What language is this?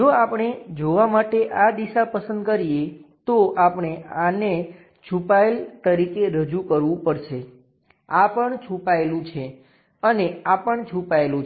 Gujarati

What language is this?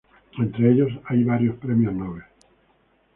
Spanish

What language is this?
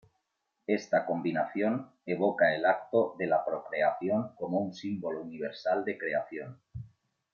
Spanish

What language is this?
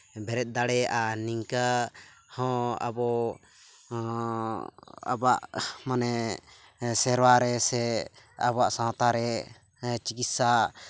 Santali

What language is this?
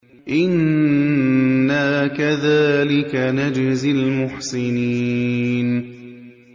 Arabic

